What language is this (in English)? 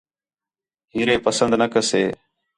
Khetrani